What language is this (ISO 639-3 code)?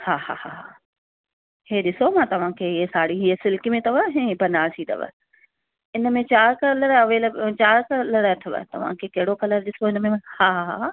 snd